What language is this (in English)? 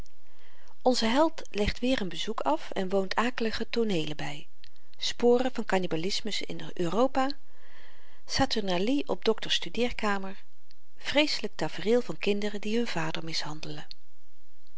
Dutch